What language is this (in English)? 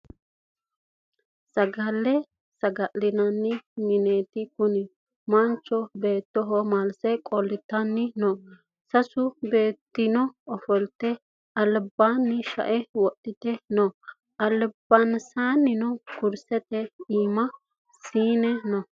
Sidamo